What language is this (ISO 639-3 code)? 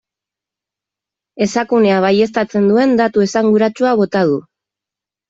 eus